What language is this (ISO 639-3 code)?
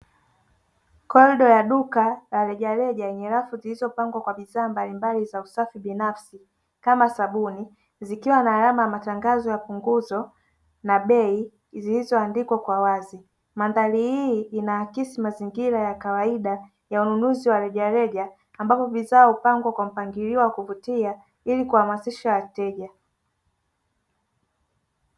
swa